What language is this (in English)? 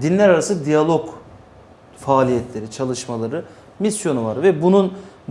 Turkish